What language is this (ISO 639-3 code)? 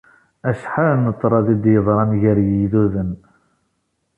kab